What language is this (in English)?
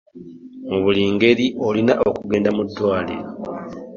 Ganda